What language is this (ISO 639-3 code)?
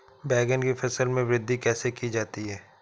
hin